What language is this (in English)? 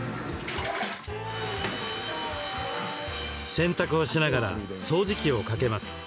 Japanese